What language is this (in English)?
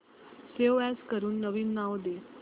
Marathi